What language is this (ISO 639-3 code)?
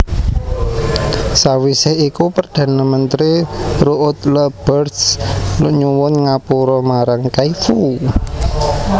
jav